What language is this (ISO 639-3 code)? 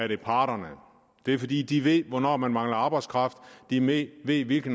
dan